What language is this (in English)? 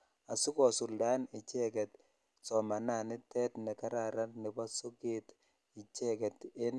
Kalenjin